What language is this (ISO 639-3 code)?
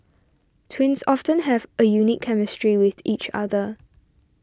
eng